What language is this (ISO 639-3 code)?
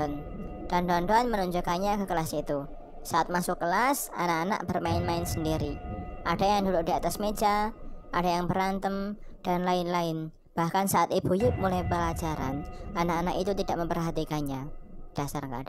ind